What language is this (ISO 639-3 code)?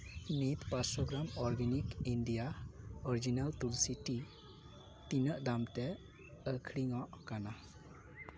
sat